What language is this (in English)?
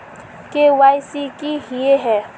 Magahi